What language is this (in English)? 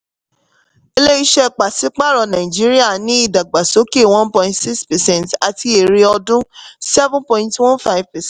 Yoruba